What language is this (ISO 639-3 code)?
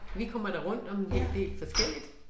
dan